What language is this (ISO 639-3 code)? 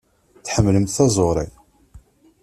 kab